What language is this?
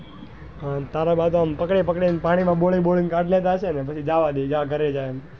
Gujarati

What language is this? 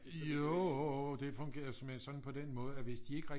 Danish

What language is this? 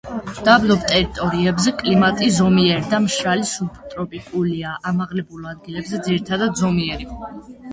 Georgian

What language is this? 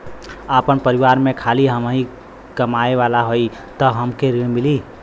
Bhojpuri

